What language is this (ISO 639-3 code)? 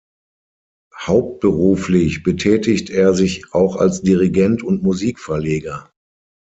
deu